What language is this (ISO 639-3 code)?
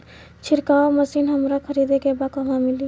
bho